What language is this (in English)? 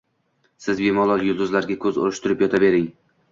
Uzbek